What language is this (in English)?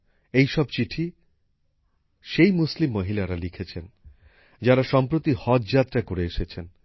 Bangla